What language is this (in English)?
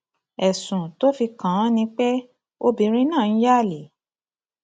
Yoruba